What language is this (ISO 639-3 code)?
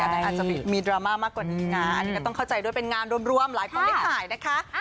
tha